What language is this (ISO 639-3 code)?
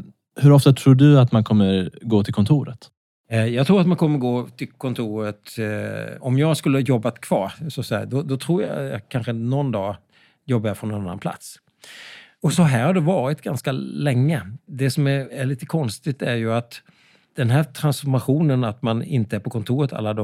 swe